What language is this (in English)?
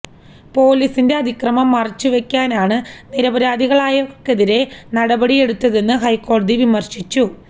Malayalam